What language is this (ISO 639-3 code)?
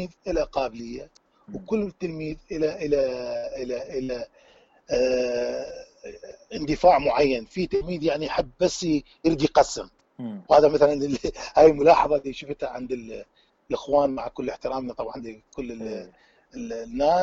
ara